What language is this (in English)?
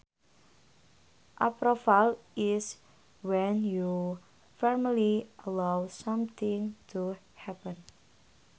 Sundanese